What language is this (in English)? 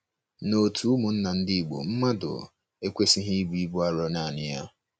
Igbo